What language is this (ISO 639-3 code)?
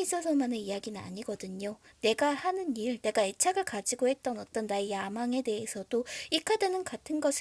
kor